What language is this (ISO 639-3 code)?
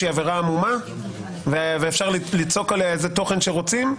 heb